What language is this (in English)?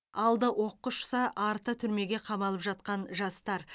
Kazakh